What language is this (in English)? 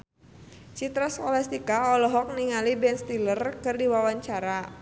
Sundanese